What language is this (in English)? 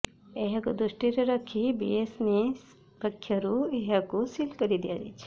Odia